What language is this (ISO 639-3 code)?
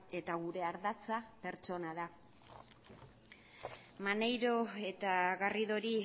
eus